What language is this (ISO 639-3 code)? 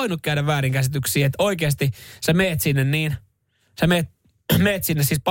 fin